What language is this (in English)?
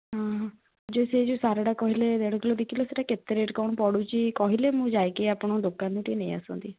Odia